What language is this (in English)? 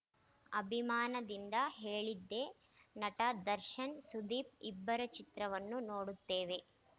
Kannada